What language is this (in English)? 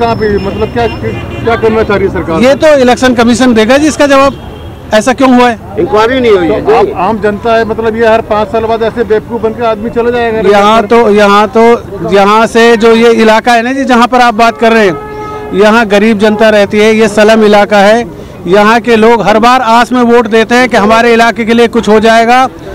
Hindi